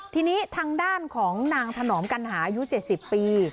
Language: Thai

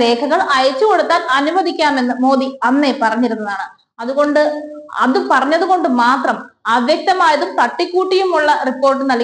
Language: Malayalam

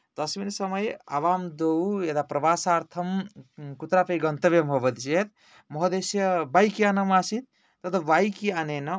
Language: Sanskrit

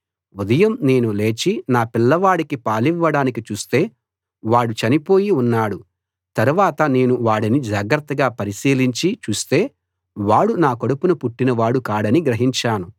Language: Telugu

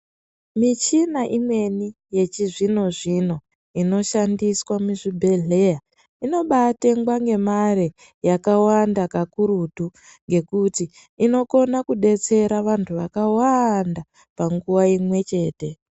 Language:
Ndau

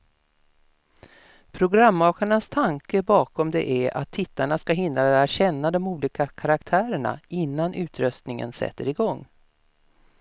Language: Swedish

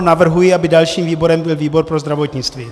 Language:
Czech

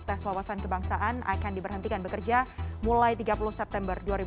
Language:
Indonesian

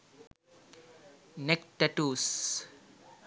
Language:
Sinhala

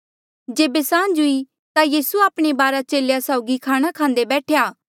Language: Mandeali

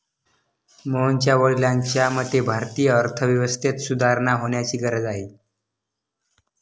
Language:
Marathi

